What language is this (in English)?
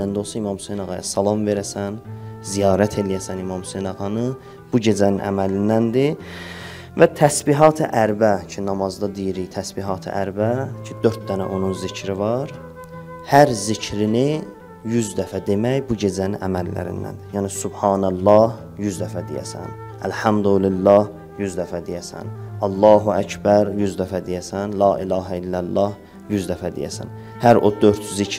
Turkish